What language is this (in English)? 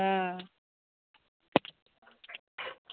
Bangla